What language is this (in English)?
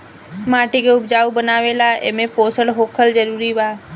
Bhojpuri